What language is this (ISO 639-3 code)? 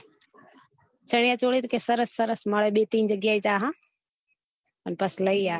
guj